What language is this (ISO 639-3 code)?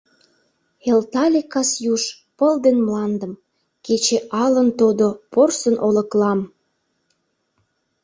chm